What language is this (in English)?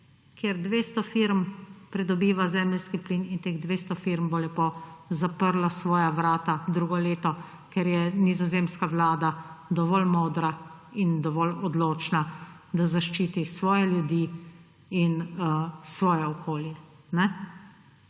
Slovenian